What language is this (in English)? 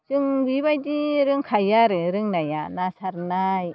Bodo